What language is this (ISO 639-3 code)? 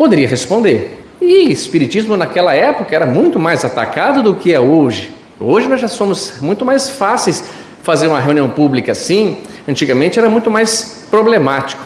por